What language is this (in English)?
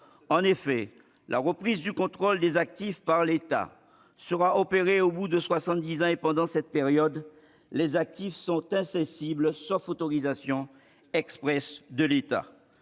French